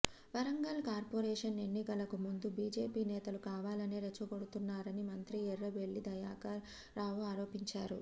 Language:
Telugu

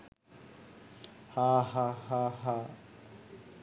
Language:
Sinhala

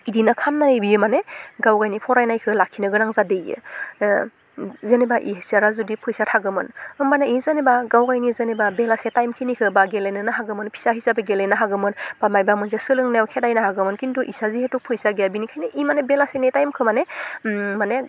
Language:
Bodo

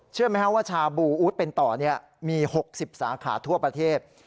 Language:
Thai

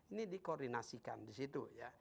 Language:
Indonesian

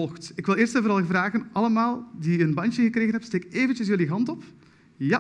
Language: Dutch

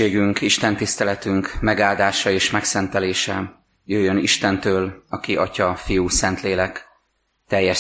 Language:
Hungarian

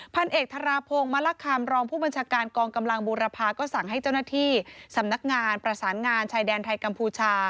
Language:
Thai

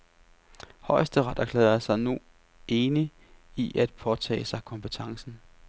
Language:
Danish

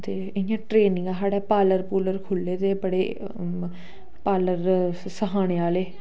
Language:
Dogri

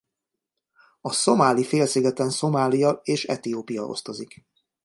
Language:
Hungarian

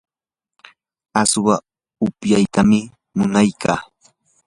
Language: Yanahuanca Pasco Quechua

